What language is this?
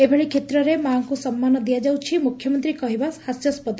Odia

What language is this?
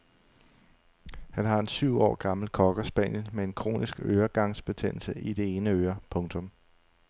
Danish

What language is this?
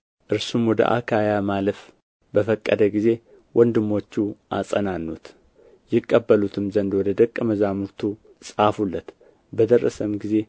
Amharic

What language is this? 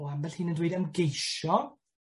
Welsh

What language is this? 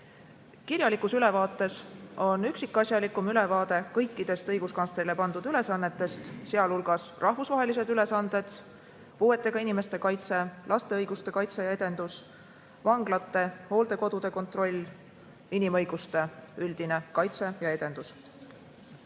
Estonian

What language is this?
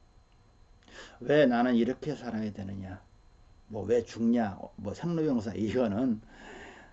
Korean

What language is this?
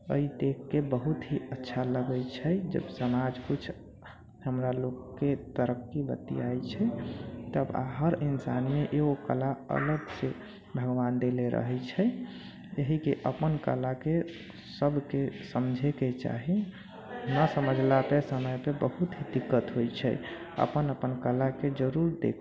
Maithili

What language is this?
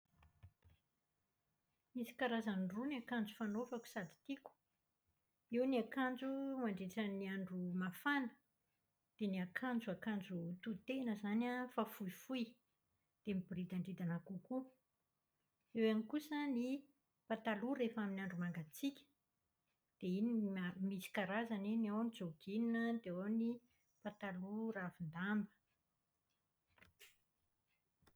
Malagasy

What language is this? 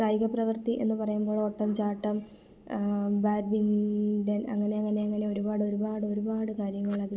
Malayalam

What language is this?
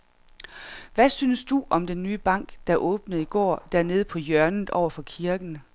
Danish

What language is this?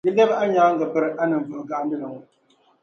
Dagbani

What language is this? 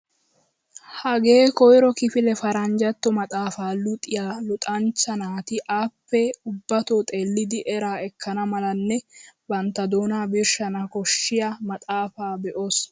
Wolaytta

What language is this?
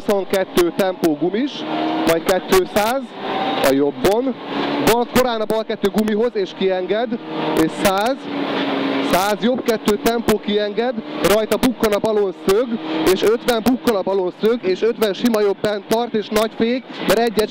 Hungarian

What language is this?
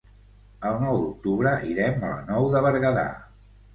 Catalan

